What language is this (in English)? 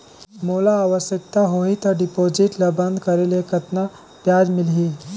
Chhattisgarhi